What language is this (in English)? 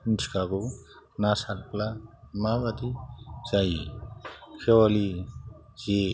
Bodo